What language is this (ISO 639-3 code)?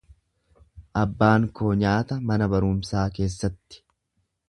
orm